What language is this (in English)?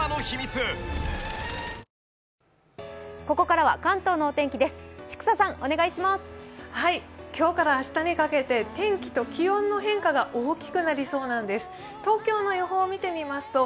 Japanese